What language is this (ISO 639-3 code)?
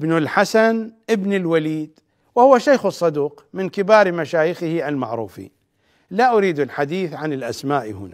ara